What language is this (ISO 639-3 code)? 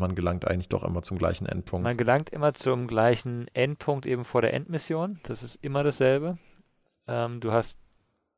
deu